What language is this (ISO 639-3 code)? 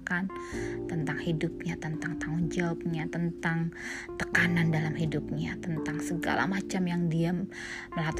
ind